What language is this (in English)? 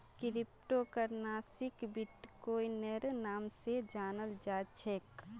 Magahi